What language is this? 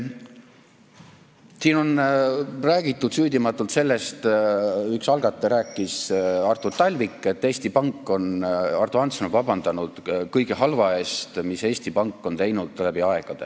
Estonian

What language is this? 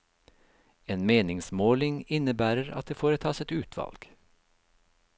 Norwegian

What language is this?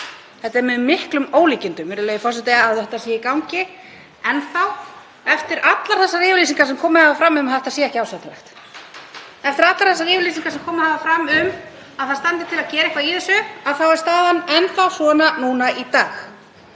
Icelandic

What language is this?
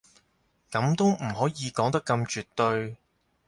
Cantonese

